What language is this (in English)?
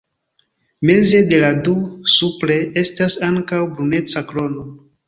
Esperanto